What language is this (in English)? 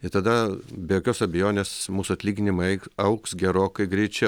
Lithuanian